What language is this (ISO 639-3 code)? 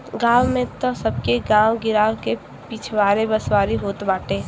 bho